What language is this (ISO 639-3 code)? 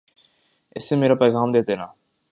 urd